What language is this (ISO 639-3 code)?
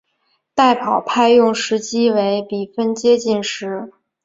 zho